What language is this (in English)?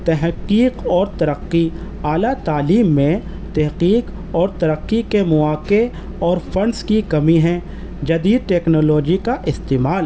Urdu